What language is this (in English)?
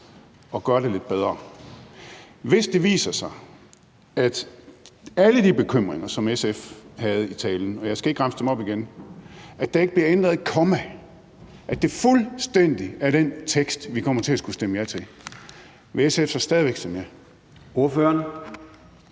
Danish